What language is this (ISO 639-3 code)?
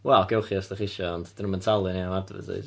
cym